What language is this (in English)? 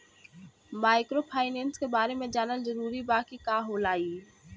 Bhojpuri